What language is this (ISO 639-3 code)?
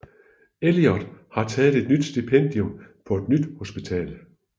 dan